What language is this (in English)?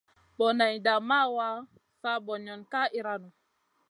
Masana